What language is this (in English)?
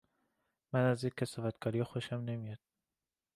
Persian